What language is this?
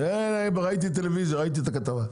Hebrew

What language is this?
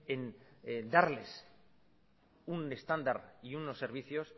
Spanish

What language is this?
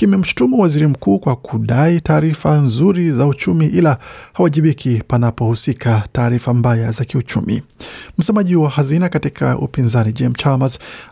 Swahili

